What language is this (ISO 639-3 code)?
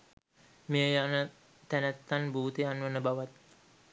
sin